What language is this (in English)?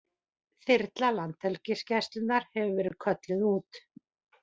Icelandic